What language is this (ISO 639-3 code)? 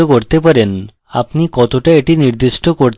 ben